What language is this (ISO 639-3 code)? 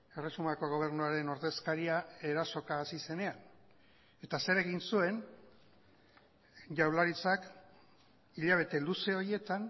eus